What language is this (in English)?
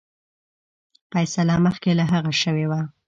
Pashto